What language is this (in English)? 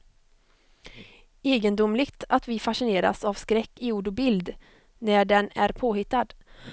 Swedish